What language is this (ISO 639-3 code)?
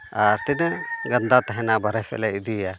sat